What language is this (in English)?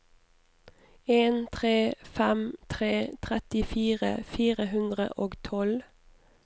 Norwegian